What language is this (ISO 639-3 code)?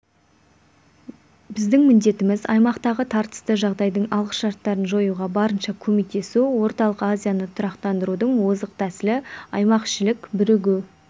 kaz